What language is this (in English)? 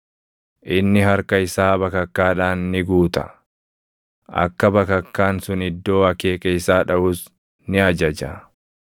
Oromo